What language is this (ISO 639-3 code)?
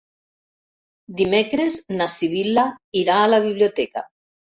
cat